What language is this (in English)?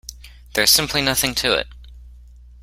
English